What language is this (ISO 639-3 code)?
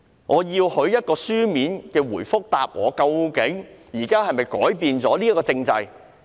yue